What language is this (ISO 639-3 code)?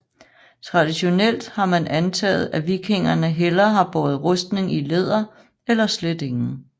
dan